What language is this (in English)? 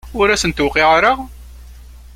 Kabyle